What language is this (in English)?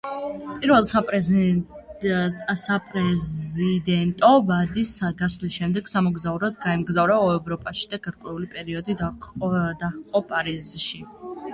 Georgian